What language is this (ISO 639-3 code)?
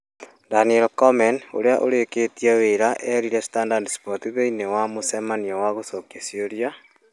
kik